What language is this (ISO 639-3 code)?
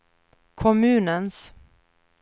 swe